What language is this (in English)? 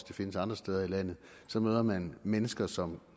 Danish